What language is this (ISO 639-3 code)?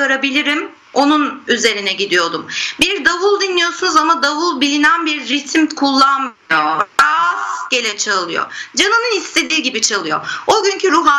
tur